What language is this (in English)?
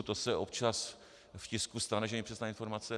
Czech